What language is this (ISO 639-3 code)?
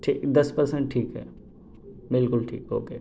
urd